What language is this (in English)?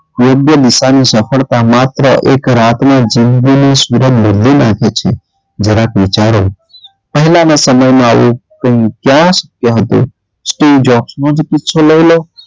Gujarati